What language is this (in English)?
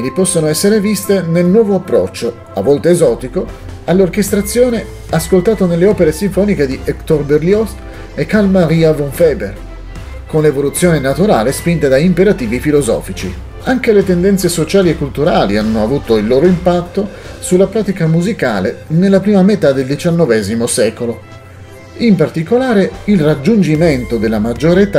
Italian